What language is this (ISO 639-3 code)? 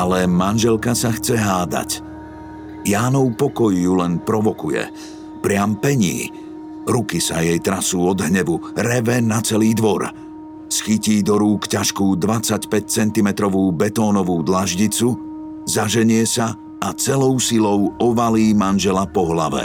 slk